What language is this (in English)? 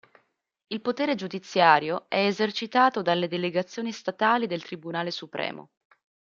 Italian